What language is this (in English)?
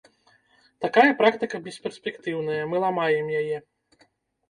Belarusian